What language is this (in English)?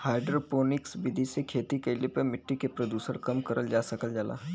Bhojpuri